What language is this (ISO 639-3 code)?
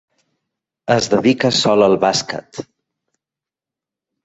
cat